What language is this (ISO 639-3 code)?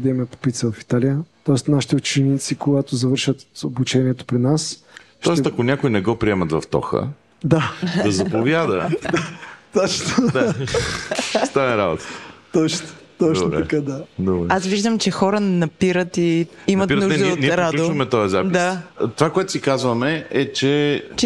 bul